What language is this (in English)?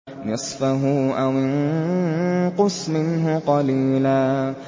Arabic